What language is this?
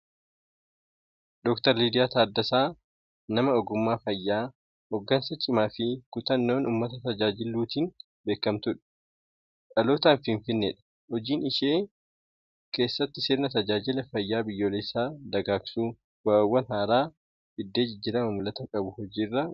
Oromo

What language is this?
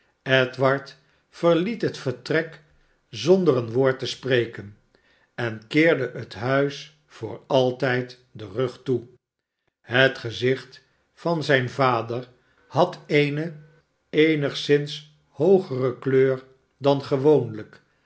Dutch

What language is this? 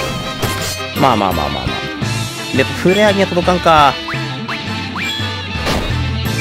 Japanese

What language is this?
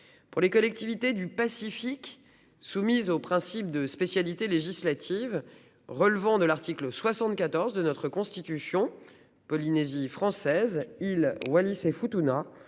French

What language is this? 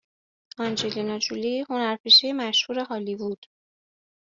Persian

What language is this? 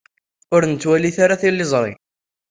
Kabyle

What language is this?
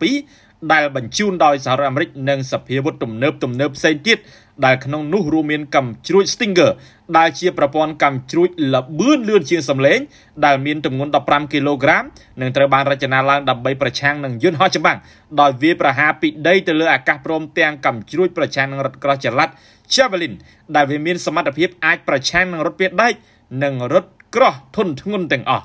Thai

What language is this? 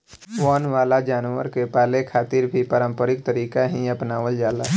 Bhojpuri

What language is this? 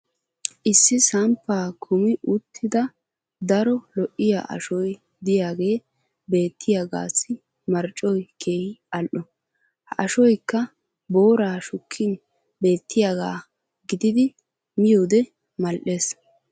Wolaytta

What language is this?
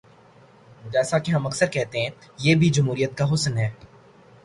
Urdu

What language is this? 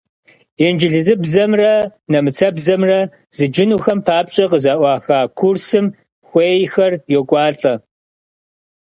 Kabardian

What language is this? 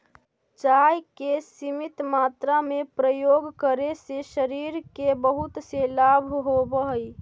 Magahi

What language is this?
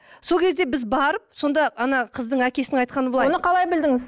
Kazakh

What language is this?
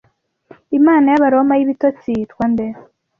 Kinyarwanda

